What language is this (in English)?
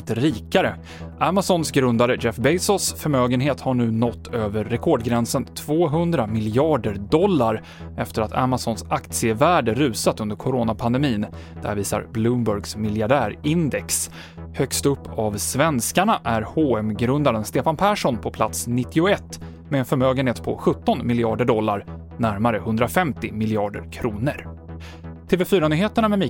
Swedish